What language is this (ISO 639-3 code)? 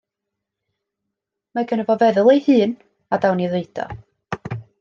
cym